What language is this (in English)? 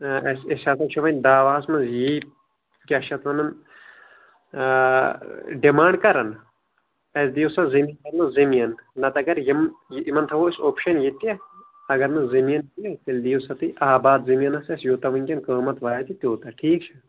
Kashmiri